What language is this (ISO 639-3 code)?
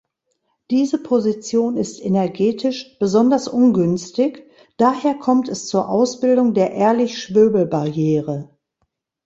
deu